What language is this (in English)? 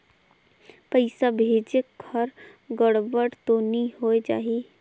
Chhattisgarhi